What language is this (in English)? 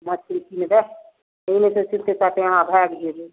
Maithili